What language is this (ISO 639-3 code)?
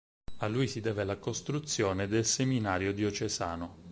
ita